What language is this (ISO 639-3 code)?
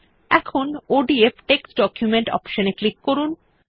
ben